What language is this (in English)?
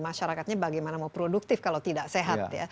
Indonesian